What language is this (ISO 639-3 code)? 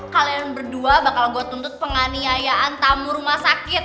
ind